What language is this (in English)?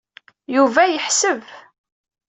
Kabyle